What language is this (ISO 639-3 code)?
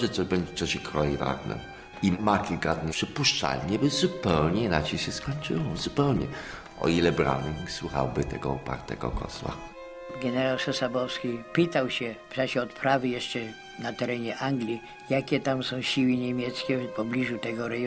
pol